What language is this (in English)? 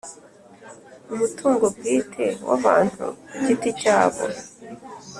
Kinyarwanda